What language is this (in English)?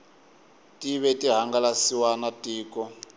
Tsonga